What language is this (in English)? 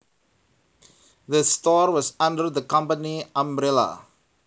Javanese